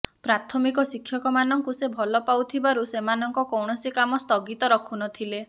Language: Odia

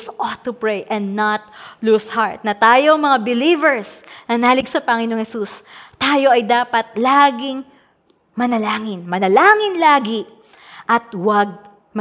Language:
Filipino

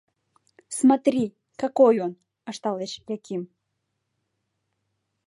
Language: Mari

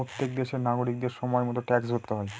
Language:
Bangla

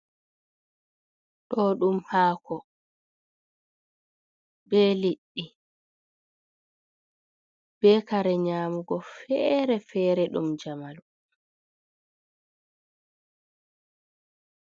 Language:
Fula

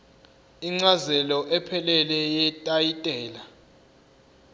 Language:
Zulu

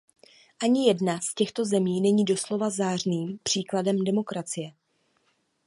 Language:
Czech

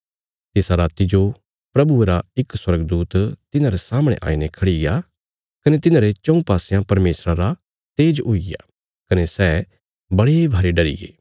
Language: Bilaspuri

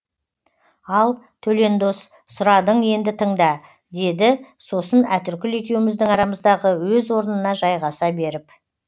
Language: Kazakh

